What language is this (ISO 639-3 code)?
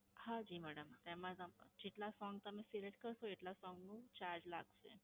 guj